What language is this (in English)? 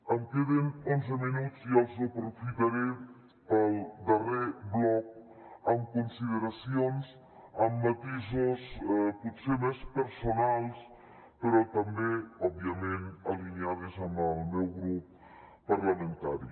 Catalan